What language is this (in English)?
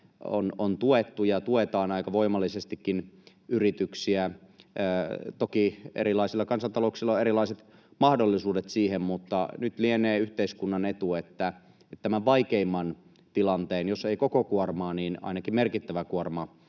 Finnish